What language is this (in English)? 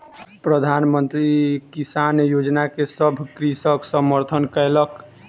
Maithili